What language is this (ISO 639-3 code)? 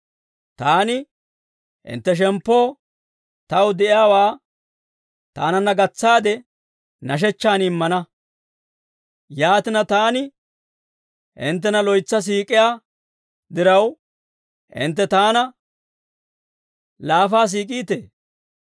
dwr